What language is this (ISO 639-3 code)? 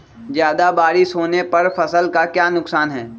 mag